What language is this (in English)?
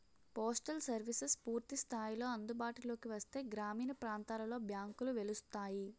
Telugu